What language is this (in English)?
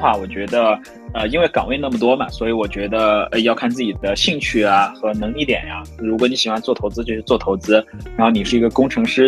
Chinese